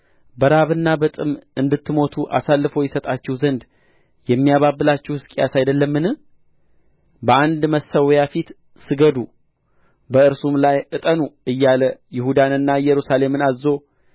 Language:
Amharic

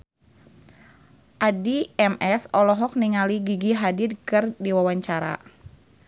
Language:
Sundanese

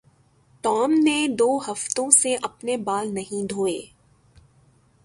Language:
Urdu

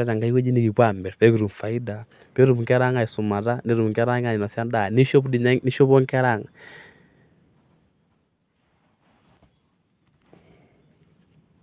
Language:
Masai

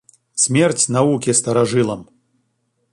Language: Russian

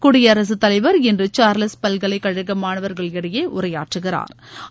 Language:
Tamil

